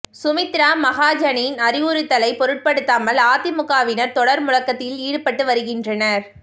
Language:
Tamil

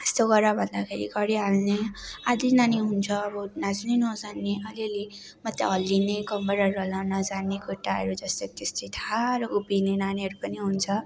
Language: Nepali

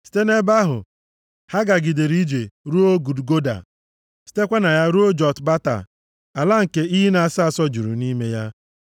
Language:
Igbo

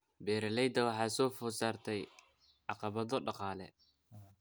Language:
Somali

